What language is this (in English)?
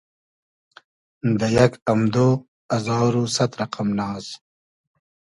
Hazaragi